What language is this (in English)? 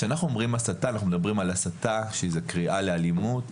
Hebrew